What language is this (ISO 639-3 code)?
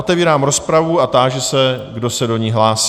ces